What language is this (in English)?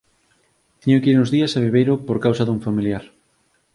Galician